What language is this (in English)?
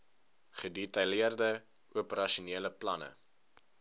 Afrikaans